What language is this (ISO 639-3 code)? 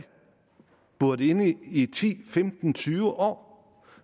dan